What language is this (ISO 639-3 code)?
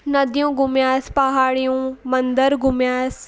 snd